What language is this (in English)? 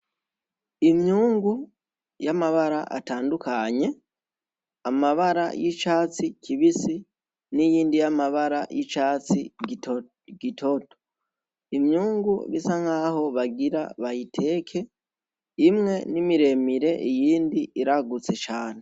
Rundi